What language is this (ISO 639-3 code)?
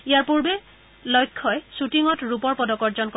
asm